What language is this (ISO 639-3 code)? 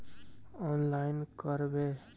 mag